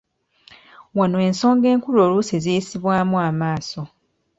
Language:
Ganda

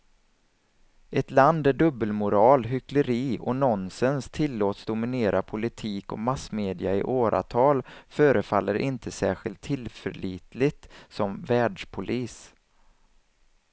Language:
Swedish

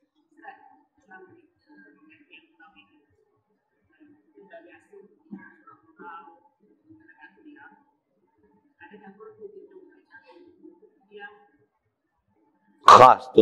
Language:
Malay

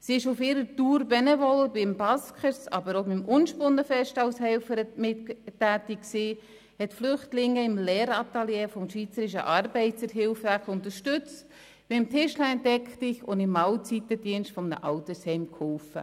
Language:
Swiss German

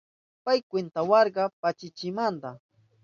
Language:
Southern Pastaza Quechua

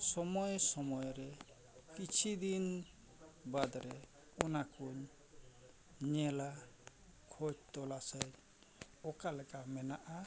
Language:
Santali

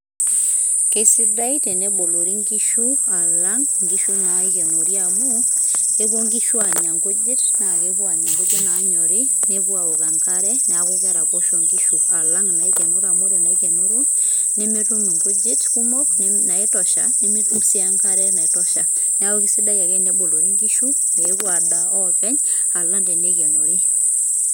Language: Masai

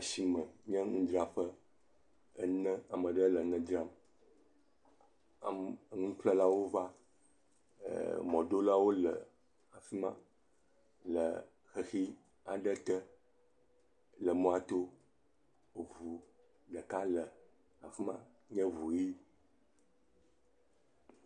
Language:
Ewe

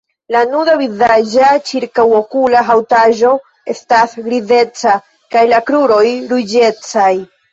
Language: Esperanto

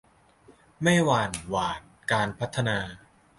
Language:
Thai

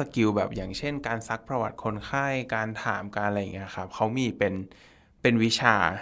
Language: Thai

